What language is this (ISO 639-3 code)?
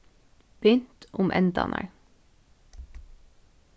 fao